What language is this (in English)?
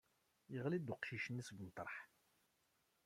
Kabyle